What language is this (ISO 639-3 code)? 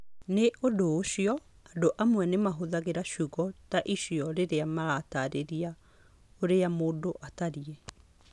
kik